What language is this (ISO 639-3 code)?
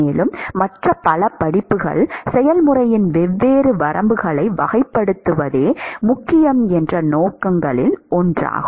tam